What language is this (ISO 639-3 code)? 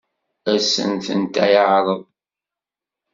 kab